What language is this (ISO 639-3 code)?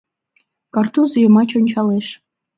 chm